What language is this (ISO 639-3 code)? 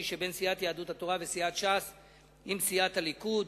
heb